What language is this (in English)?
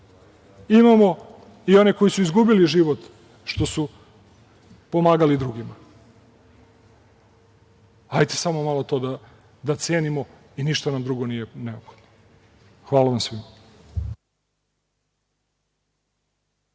Serbian